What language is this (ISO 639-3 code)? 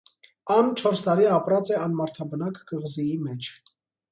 hye